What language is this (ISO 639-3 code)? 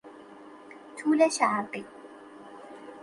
fas